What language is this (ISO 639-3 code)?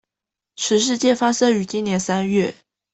zho